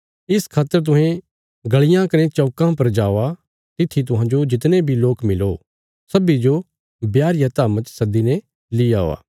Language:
Bilaspuri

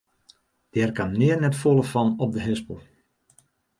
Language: Western Frisian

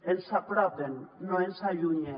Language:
Catalan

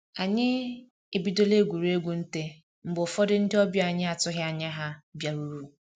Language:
Igbo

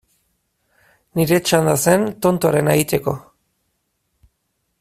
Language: Basque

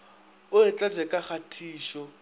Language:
Northern Sotho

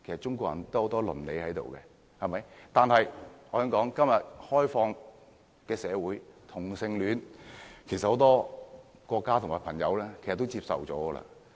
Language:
Cantonese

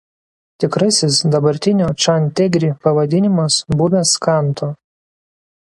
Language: Lithuanian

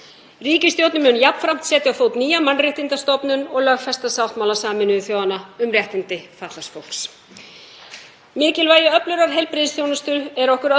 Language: Icelandic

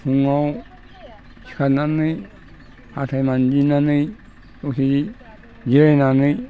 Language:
Bodo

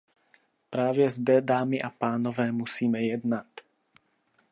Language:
Czech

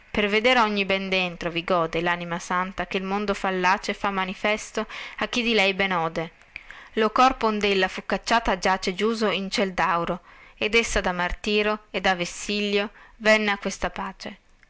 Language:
Italian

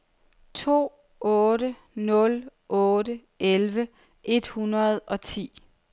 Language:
Danish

